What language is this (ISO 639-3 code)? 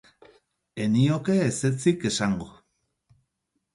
eus